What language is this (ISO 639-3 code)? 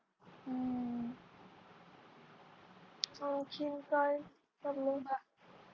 mar